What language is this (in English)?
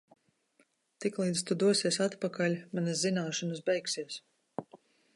Latvian